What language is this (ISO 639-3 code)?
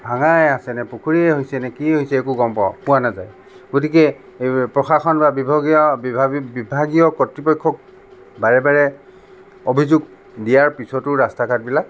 asm